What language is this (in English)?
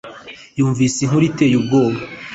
Kinyarwanda